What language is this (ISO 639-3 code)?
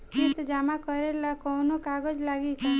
bho